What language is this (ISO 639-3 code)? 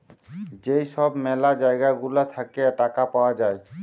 ben